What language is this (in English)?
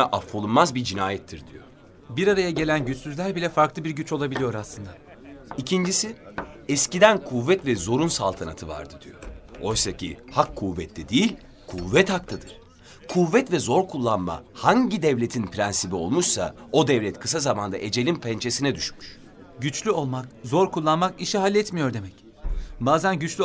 Turkish